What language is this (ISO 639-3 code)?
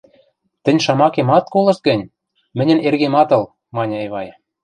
mrj